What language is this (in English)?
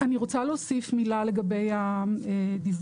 Hebrew